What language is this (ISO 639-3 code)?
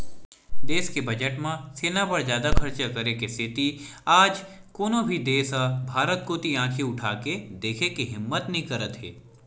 hne